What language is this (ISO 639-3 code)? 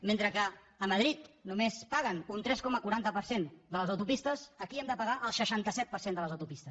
cat